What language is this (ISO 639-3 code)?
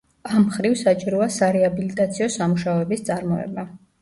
kat